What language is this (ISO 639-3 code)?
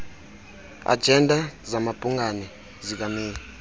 xho